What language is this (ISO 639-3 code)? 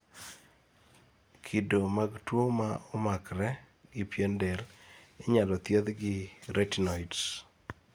luo